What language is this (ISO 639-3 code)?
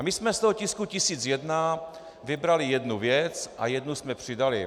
ces